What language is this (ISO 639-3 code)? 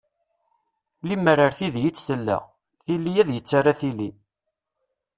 kab